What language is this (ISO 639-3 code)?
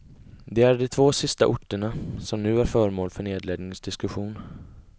swe